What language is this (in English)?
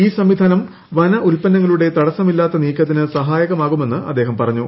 Malayalam